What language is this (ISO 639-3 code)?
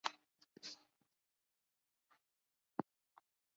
zho